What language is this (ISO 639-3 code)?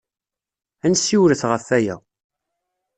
kab